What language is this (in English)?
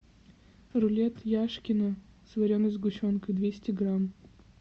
Russian